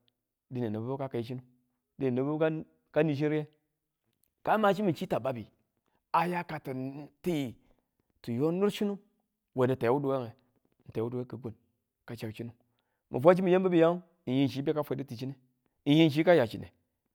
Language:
Tula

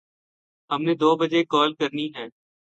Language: Urdu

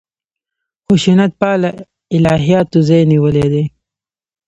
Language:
Pashto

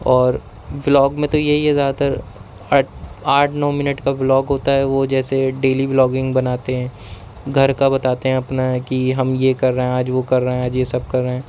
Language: Urdu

